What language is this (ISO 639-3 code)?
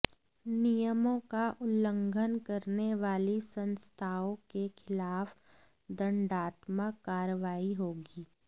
hin